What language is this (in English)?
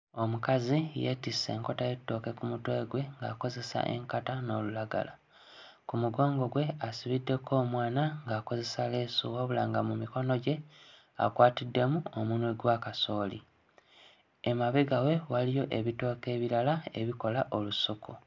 Ganda